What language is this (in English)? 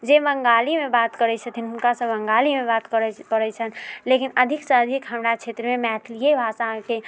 Maithili